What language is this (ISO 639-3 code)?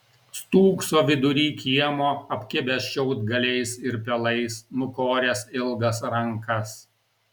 lit